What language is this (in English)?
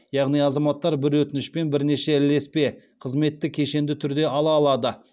Kazakh